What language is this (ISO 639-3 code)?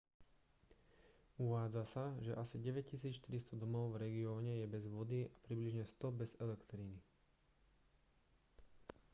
slk